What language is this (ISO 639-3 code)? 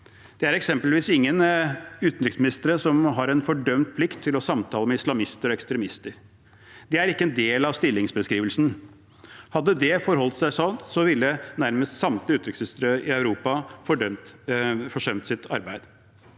nor